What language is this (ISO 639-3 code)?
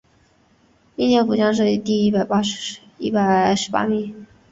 zho